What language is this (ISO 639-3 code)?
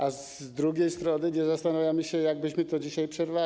pol